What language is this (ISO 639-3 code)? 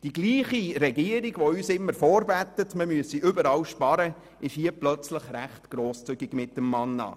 gsw